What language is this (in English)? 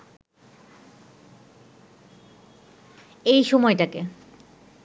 Bangla